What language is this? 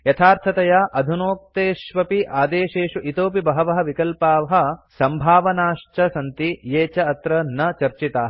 Sanskrit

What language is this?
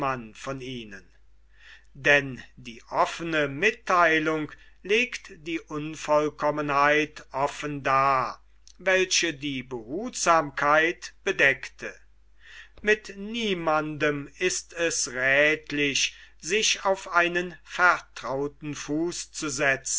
German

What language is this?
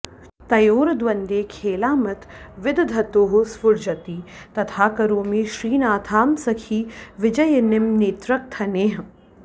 Sanskrit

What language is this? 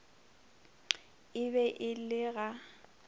Northern Sotho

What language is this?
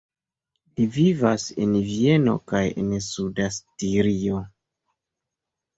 Esperanto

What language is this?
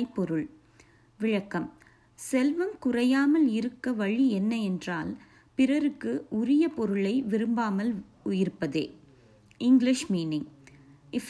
Tamil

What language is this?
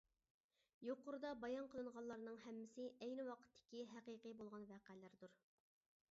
Uyghur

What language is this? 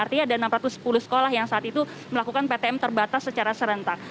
Indonesian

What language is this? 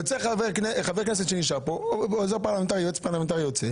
Hebrew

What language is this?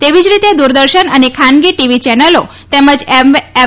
Gujarati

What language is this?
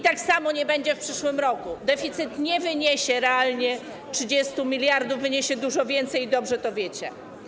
Polish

